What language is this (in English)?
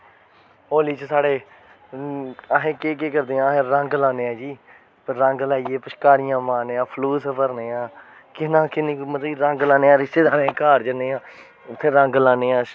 Dogri